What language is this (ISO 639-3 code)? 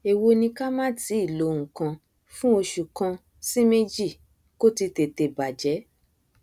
yor